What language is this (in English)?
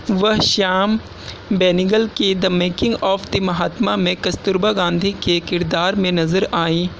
Urdu